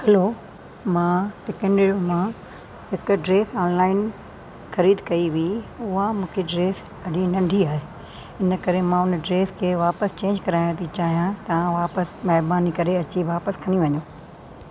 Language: Sindhi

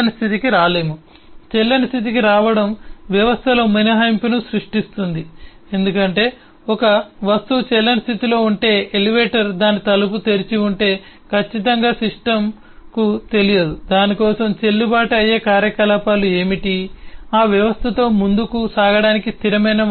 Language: Telugu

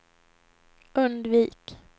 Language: Swedish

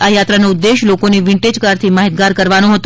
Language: Gujarati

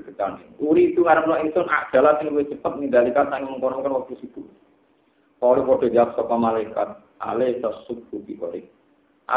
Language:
Indonesian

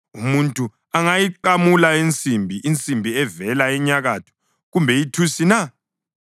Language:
North Ndebele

